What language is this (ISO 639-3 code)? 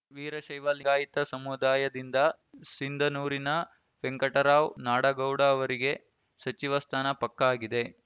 kan